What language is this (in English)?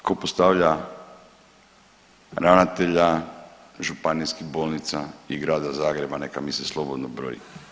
Croatian